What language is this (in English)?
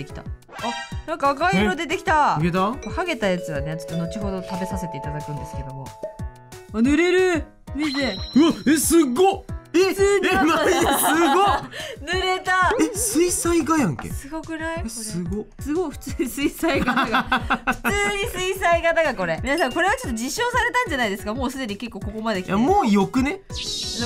Japanese